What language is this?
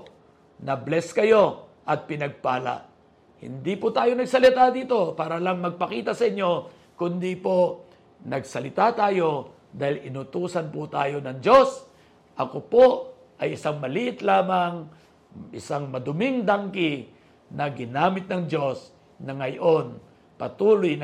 Filipino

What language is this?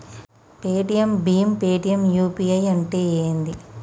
Telugu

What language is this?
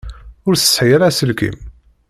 Kabyle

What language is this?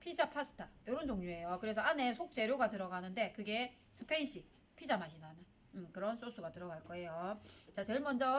Korean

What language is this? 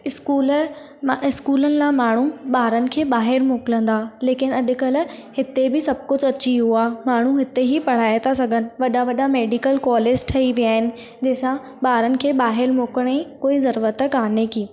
Sindhi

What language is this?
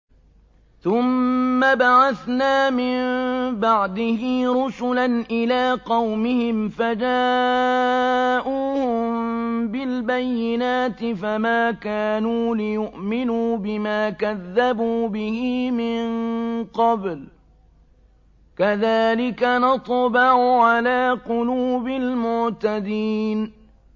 Arabic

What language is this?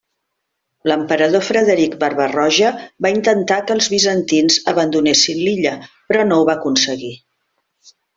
Catalan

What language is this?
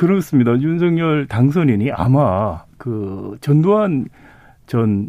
Korean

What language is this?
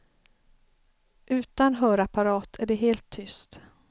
Swedish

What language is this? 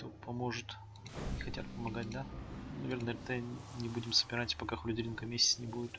Russian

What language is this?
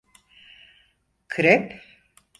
Turkish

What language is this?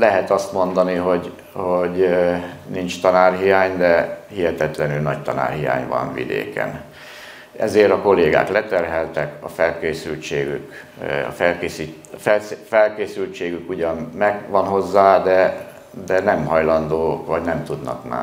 Hungarian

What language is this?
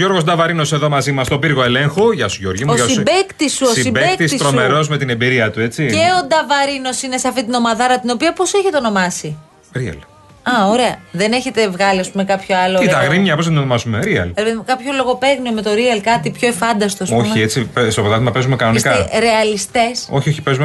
Greek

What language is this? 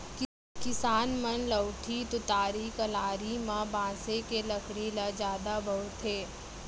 Chhattisgarhi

